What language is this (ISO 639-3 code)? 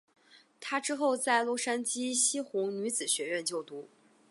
zho